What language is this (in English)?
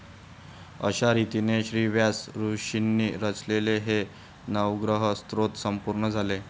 Marathi